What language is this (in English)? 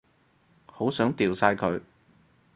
Cantonese